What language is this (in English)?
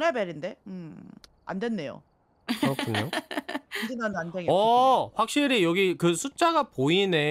Korean